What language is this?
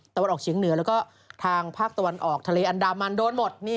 Thai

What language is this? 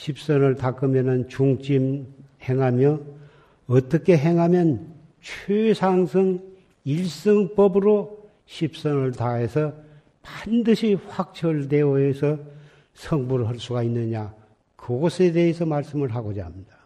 Korean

